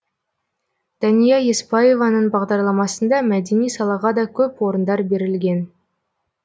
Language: Kazakh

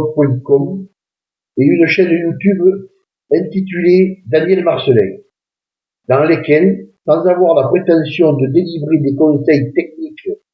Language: French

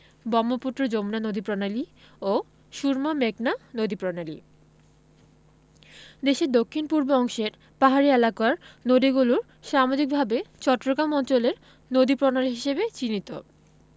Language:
Bangla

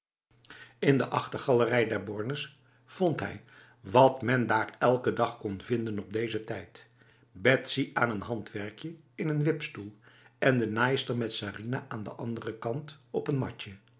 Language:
Dutch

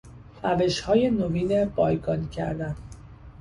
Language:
Persian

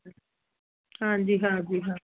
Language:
Punjabi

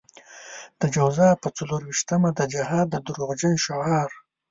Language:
Pashto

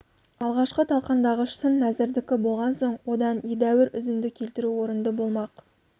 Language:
Kazakh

